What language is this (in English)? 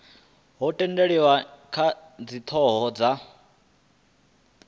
Venda